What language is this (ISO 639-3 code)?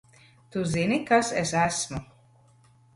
lav